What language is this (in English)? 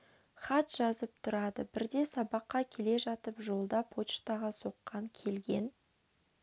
Kazakh